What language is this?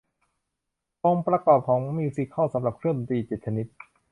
Thai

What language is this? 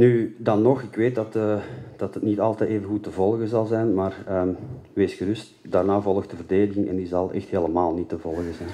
Dutch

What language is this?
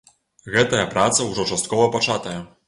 Belarusian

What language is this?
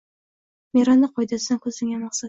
Uzbek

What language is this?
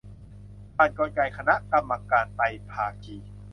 Thai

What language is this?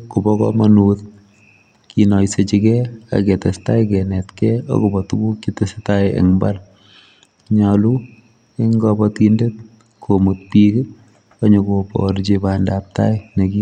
Kalenjin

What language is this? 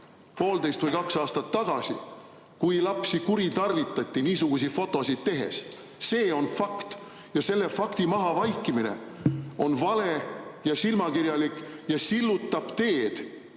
Estonian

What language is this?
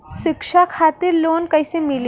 Bhojpuri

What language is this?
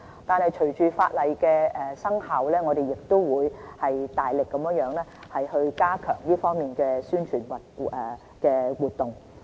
Cantonese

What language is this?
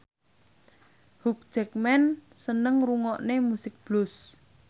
Javanese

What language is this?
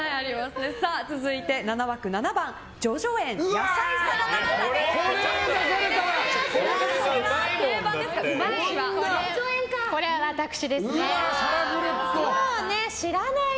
Japanese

